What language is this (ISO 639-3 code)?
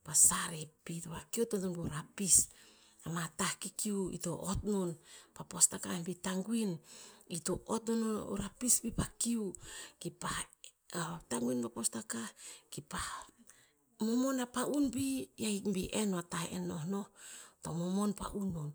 tpz